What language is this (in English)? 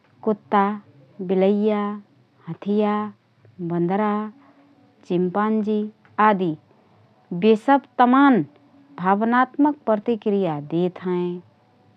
Rana Tharu